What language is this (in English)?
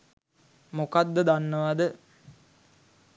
Sinhala